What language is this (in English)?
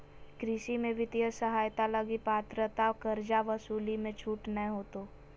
Magahi